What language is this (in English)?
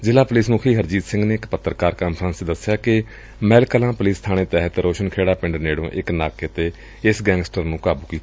Punjabi